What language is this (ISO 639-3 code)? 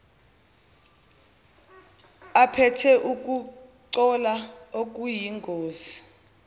zul